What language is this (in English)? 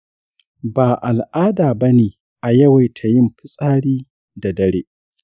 Hausa